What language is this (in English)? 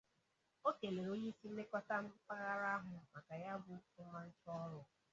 Igbo